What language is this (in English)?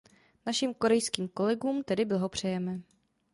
Czech